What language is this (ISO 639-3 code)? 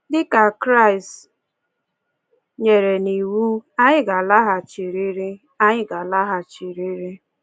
ibo